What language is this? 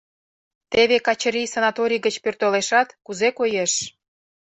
Mari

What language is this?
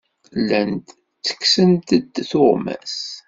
Kabyle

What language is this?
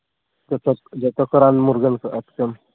Santali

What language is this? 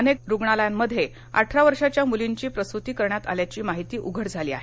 Marathi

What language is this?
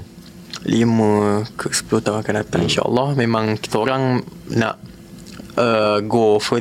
Malay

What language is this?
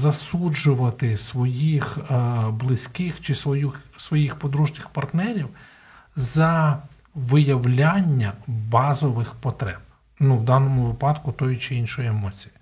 Ukrainian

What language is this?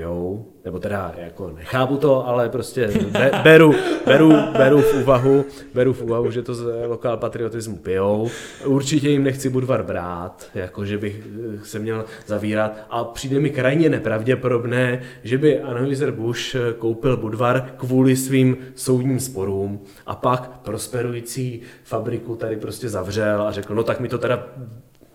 Czech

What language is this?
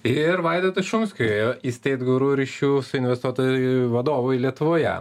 Lithuanian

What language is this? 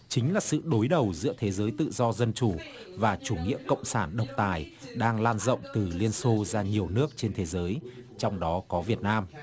Vietnamese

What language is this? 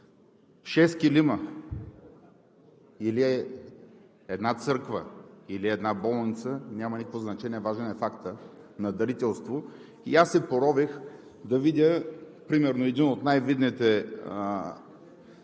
Bulgarian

